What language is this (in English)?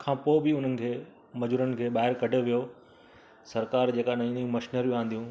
Sindhi